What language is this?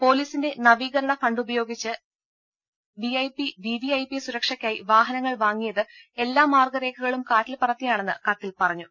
Malayalam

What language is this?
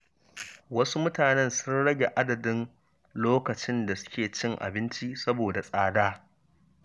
Hausa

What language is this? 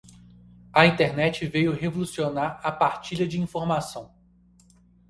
Portuguese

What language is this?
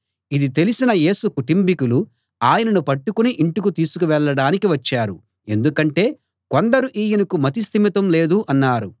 Telugu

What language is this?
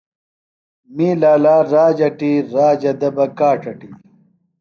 Phalura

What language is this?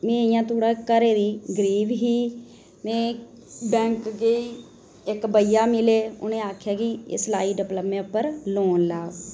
Dogri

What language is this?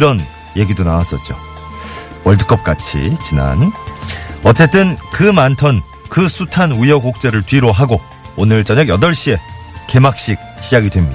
Korean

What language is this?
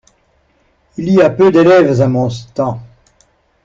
French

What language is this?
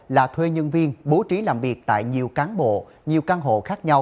Vietnamese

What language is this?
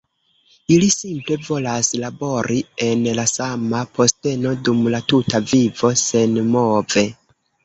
Esperanto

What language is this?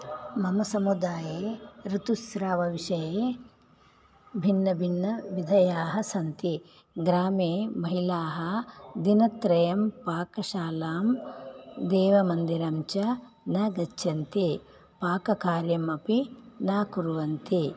Sanskrit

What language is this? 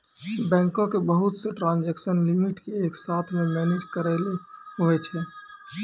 Maithili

